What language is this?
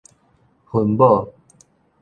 Min Nan Chinese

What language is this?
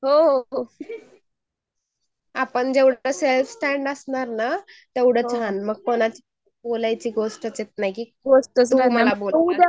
Marathi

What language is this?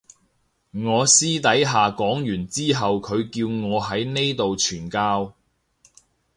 Cantonese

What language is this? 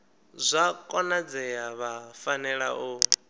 Venda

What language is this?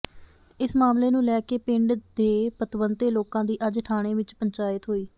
Punjabi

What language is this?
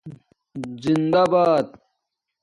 Domaaki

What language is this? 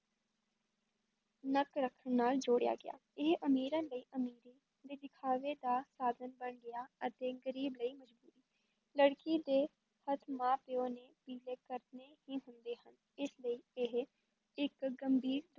Punjabi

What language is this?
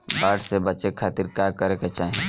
Bhojpuri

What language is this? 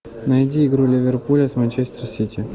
Russian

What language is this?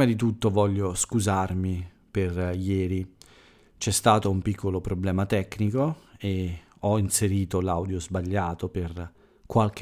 Italian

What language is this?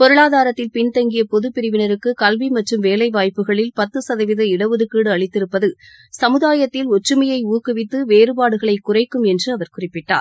Tamil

